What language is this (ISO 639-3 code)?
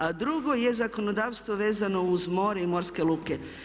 hrv